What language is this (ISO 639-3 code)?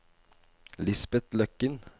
nor